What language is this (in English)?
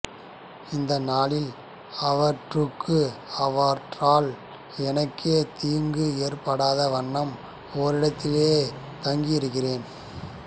Tamil